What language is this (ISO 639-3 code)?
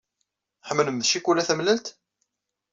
kab